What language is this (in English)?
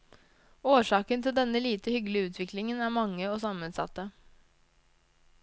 Norwegian